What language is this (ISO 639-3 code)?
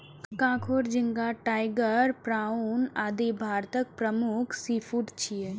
mai